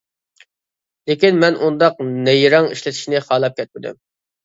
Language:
Uyghur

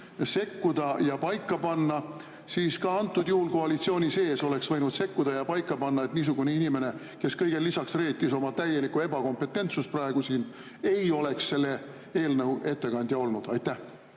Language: Estonian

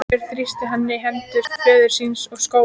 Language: Icelandic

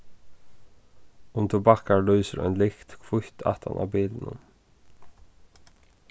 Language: Faroese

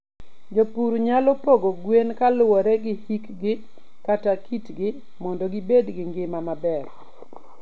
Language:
Luo (Kenya and Tanzania)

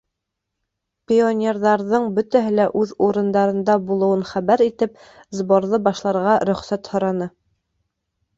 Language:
Bashkir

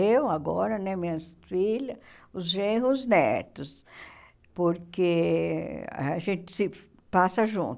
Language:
Portuguese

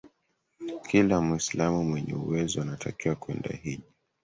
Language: Swahili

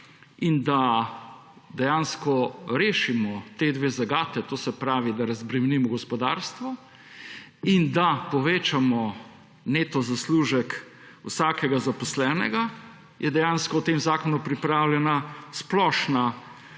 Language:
Slovenian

